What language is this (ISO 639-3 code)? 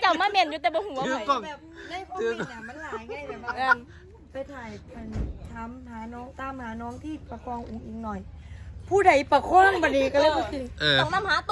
tha